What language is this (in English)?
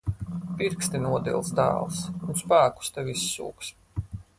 Latvian